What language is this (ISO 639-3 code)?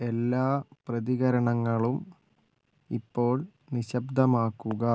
mal